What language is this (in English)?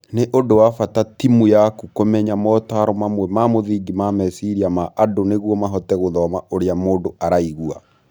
Kikuyu